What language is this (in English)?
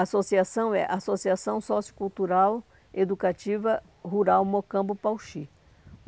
Portuguese